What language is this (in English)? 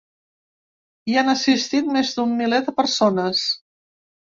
Catalan